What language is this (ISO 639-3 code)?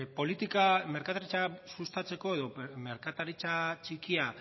eus